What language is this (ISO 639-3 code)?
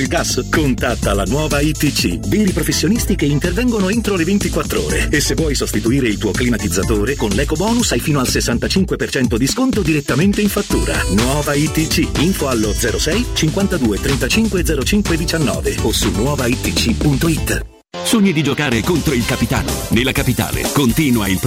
ita